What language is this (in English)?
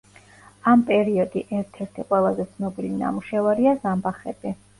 Georgian